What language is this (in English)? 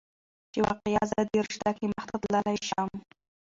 Pashto